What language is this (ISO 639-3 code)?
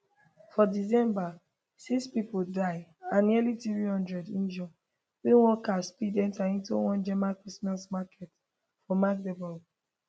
pcm